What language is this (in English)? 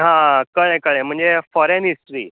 Konkani